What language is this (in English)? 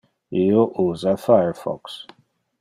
Interlingua